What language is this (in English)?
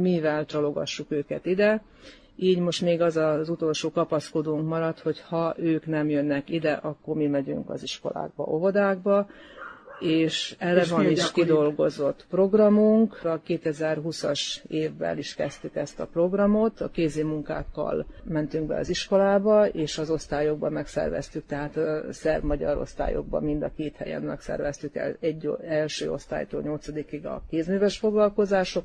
Hungarian